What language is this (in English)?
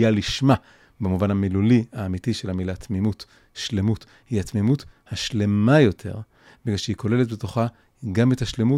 Hebrew